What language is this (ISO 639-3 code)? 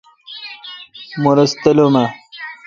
xka